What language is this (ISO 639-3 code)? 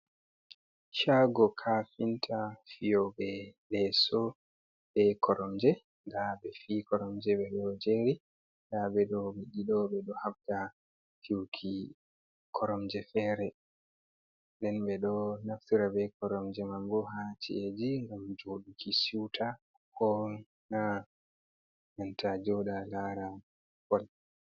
ful